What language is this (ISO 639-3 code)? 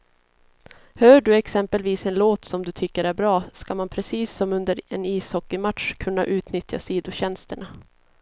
swe